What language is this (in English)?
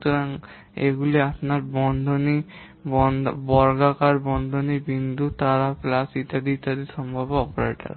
Bangla